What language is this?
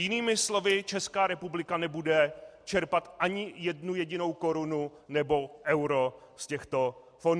Czech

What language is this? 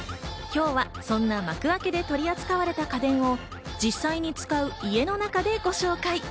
Japanese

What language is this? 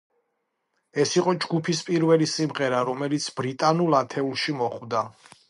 Georgian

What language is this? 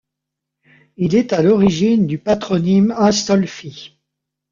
French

